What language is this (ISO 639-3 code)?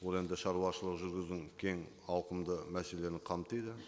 kaz